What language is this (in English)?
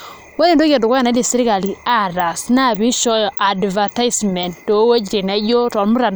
Masai